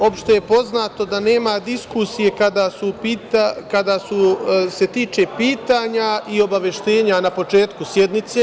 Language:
Serbian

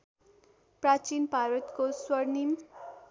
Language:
Nepali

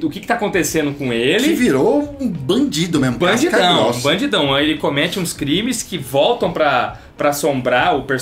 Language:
Portuguese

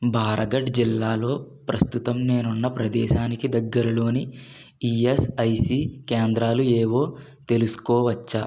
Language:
Telugu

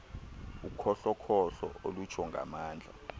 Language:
Xhosa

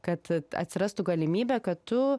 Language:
Lithuanian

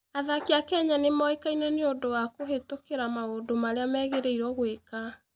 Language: Kikuyu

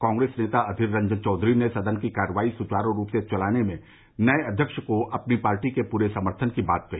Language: Hindi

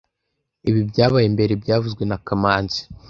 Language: Kinyarwanda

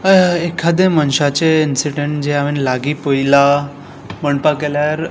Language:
Konkani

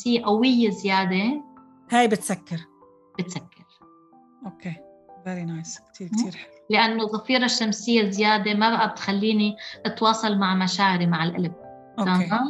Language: Arabic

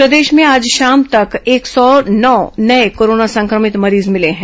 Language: Hindi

